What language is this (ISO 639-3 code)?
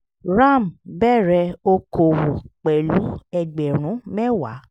yor